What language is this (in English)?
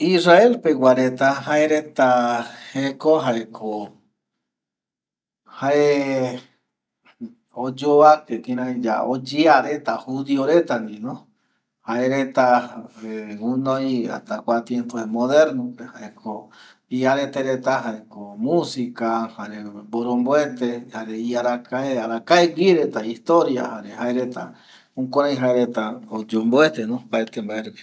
Eastern Bolivian Guaraní